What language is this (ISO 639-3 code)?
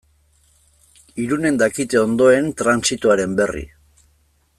eus